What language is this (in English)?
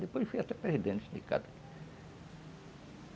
Portuguese